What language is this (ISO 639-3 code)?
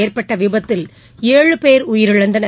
tam